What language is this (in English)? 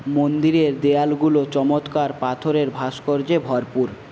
Bangla